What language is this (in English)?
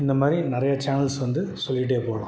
Tamil